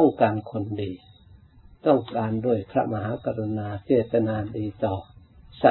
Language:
Thai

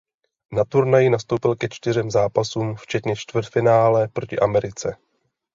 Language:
Czech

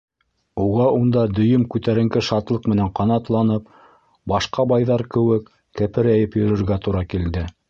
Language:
Bashkir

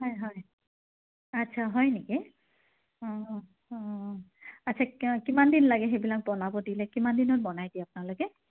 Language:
Assamese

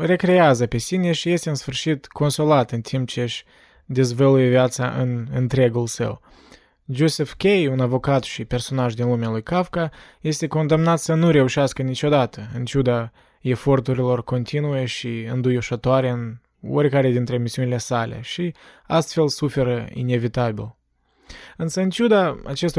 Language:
Romanian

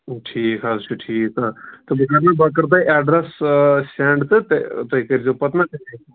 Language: Kashmiri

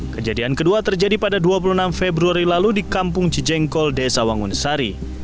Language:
Indonesian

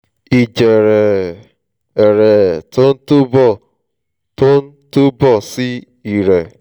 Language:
Yoruba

